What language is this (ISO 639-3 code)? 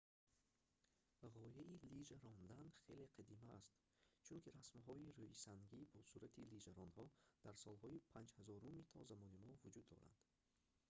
tgk